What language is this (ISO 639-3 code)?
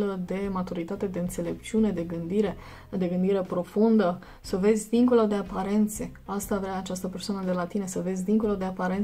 ron